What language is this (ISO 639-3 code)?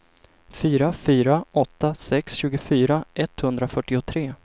swe